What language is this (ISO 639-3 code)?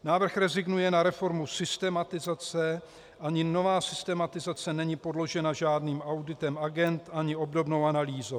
ces